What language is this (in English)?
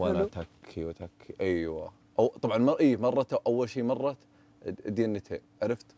Arabic